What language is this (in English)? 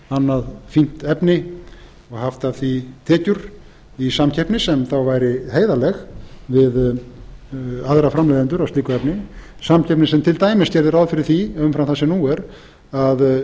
Icelandic